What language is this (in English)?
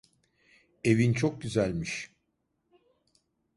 Turkish